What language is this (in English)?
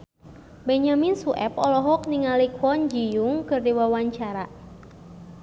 Sundanese